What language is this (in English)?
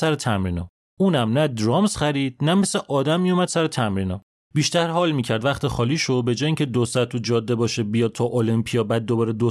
Persian